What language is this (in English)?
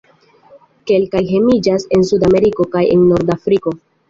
Esperanto